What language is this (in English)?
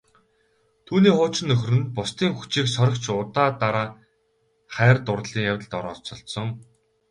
Mongolian